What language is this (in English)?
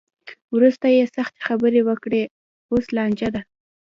Pashto